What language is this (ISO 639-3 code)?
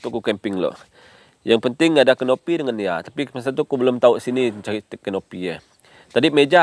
msa